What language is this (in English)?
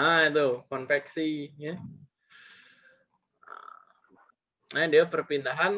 Indonesian